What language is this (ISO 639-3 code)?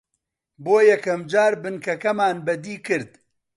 ckb